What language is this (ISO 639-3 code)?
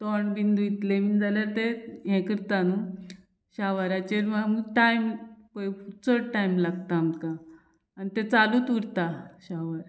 kok